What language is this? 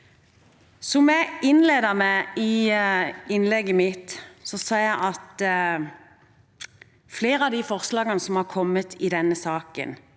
Norwegian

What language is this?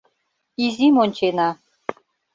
Mari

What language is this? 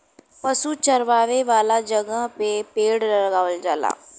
Bhojpuri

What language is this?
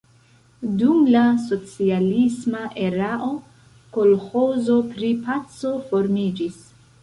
Esperanto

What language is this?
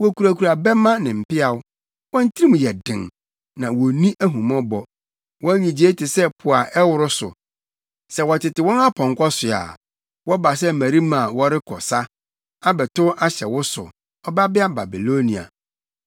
Akan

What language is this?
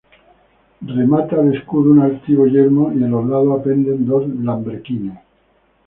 Spanish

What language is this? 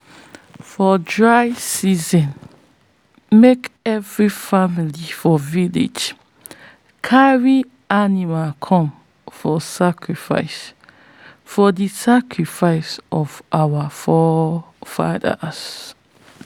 Nigerian Pidgin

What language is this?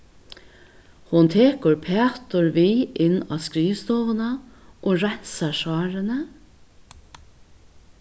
Faroese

